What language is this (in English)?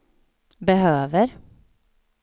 Swedish